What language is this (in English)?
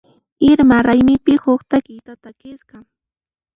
Puno Quechua